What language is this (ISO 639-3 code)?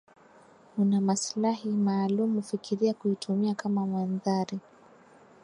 swa